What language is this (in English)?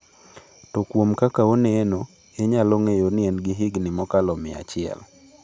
Luo (Kenya and Tanzania)